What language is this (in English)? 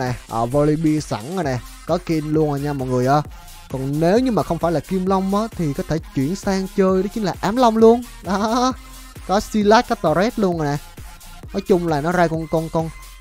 Vietnamese